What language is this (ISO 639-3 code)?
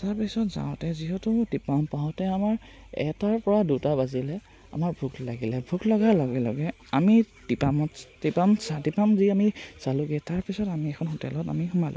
asm